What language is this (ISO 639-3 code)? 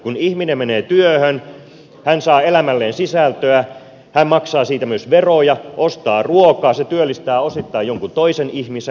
fin